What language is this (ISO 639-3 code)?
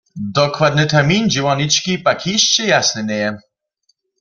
hsb